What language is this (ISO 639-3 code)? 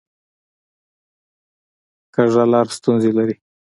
pus